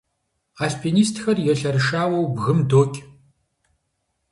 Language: Kabardian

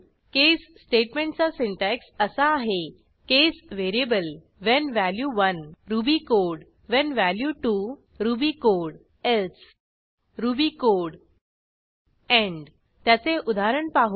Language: Marathi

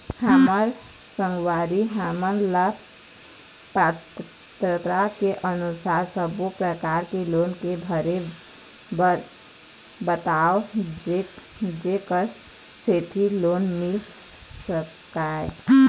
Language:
Chhattisgarhi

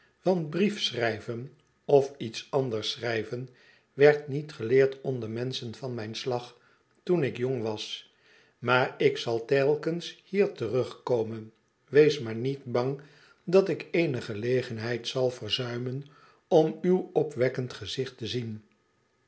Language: Dutch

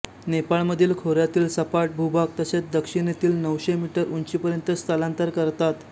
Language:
Marathi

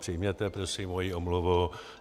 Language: Czech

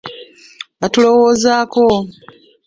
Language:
Ganda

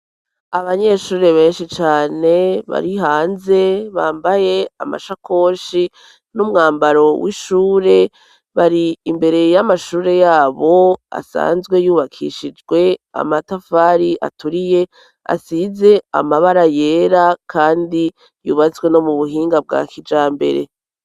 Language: Rundi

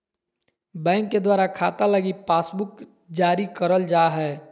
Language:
Magahi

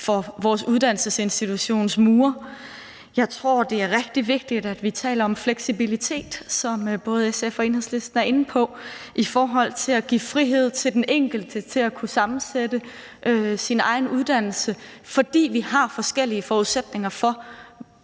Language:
Danish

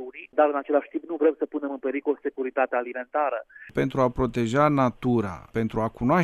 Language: Romanian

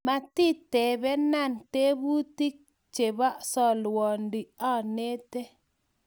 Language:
Kalenjin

